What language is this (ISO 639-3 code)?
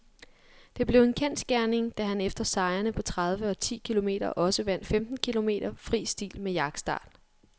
dan